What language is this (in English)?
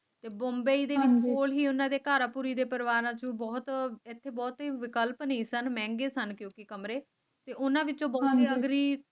Punjabi